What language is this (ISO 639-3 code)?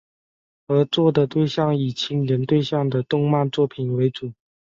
zho